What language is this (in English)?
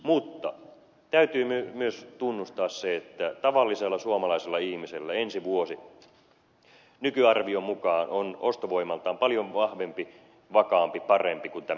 Finnish